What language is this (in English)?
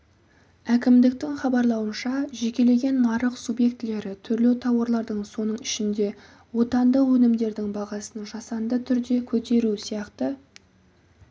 Kazakh